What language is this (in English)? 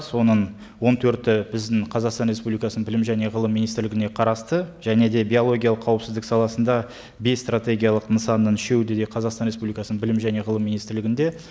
Kazakh